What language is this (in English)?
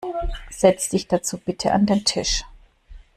German